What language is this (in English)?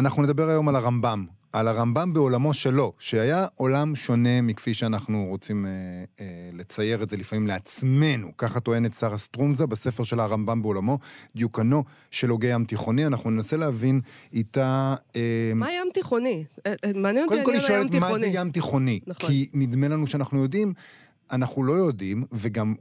Hebrew